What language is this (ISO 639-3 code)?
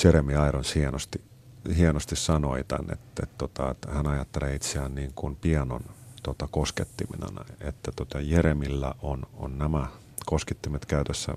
fin